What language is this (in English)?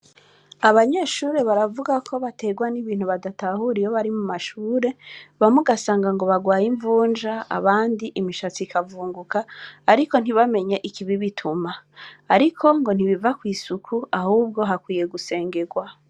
Rundi